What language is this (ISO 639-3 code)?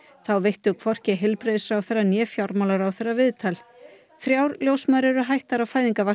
isl